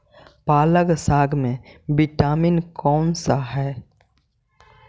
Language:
Magahi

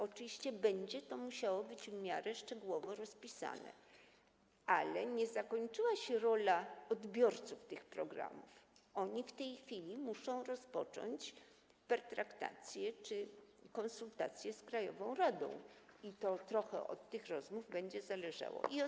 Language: Polish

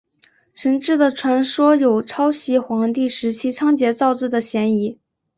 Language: Chinese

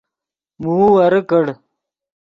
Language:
Yidgha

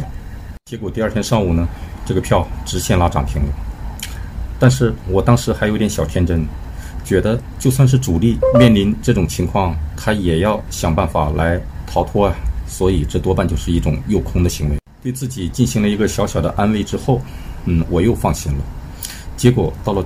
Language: Chinese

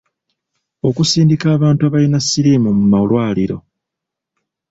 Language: Ganda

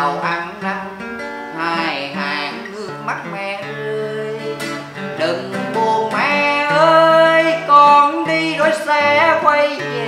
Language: Vietnamese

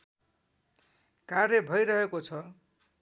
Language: Nepali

